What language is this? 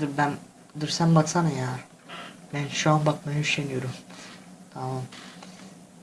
Turkish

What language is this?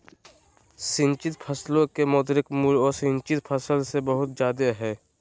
Magahi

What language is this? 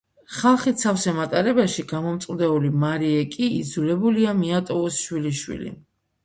Georgian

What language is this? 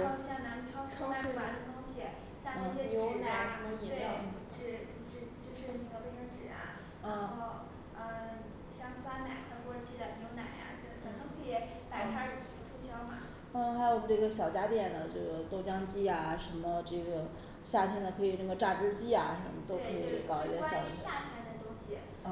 Chinese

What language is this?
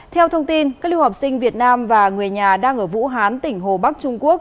Vietnamese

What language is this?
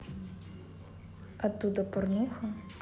Russian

